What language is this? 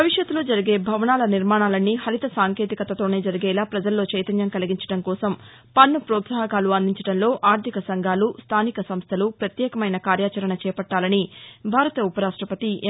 Telugu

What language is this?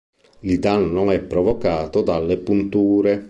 Italian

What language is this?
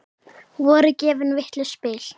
Icelandic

